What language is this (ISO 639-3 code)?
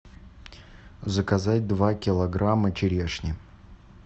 rus